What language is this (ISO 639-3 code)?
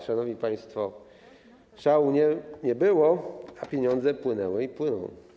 pol